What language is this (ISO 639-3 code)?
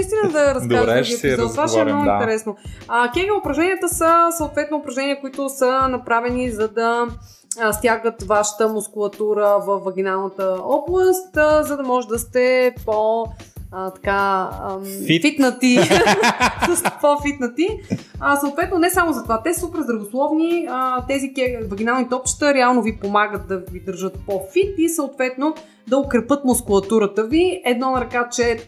bul